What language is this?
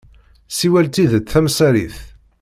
Kabyle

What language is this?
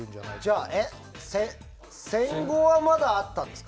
Japanese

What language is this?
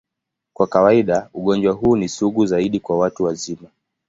Swahili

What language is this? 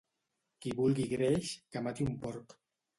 Catalan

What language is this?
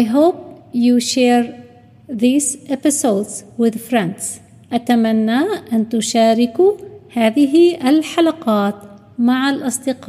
Arabic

